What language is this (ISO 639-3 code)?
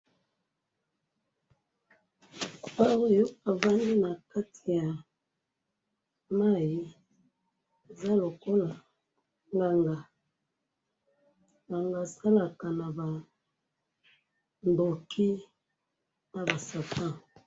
lin